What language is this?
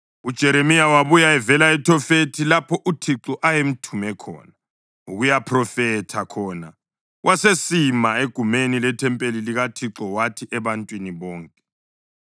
North Ndebele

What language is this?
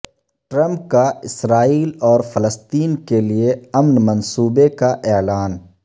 Urdu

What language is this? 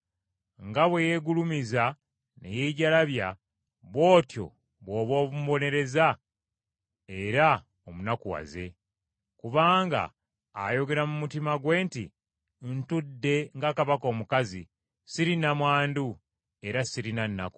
Ganda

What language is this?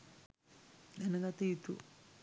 Sinhala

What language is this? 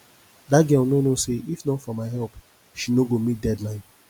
Nigerian Pidgin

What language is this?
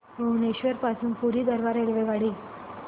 Marathi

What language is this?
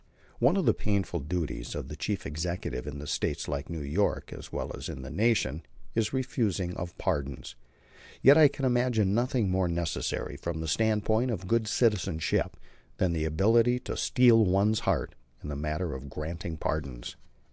English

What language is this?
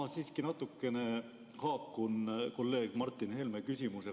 Estonian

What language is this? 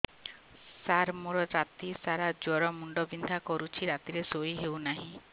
Odia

